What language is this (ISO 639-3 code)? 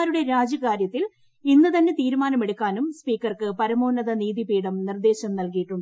mal